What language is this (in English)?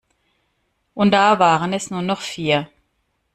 German